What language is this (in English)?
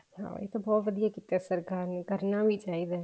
Punjabi